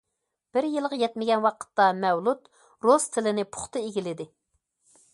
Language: Uyghur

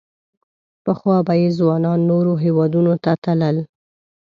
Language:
Pashto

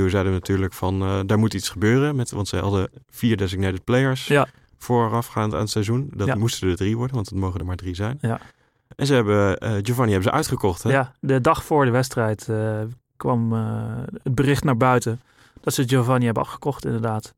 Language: Dutch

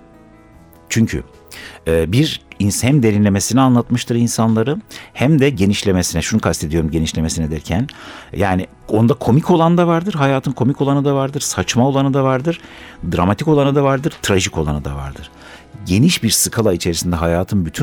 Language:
Turkish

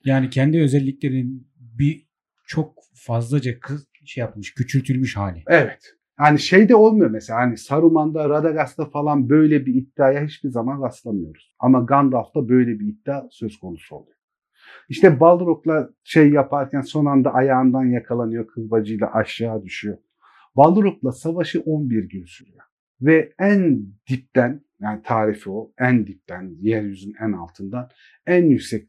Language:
Turkish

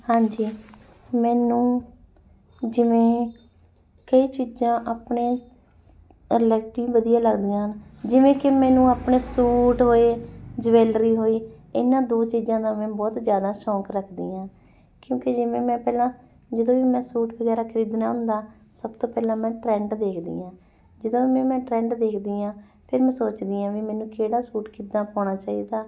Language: Punjabi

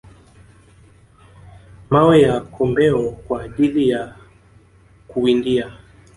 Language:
Swahili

